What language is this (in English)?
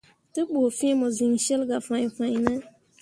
Mundang